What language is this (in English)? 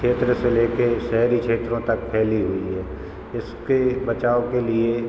Hindi